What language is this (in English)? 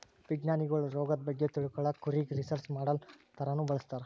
Kannada